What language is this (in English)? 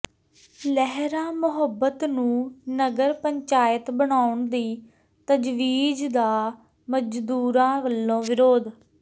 Punjabi